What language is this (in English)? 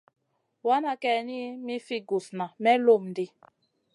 Masana